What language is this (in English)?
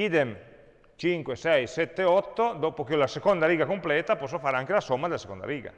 Italian